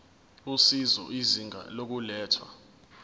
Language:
Zulu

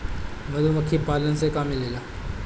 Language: Bhojpuri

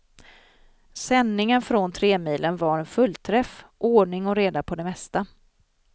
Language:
Swedish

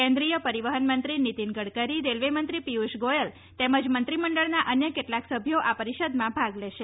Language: Gujarati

